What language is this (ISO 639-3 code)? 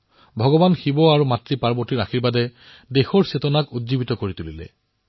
asm